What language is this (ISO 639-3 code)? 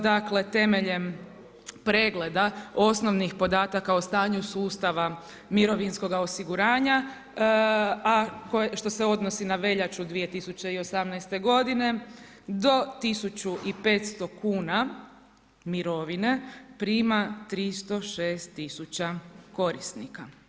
hrv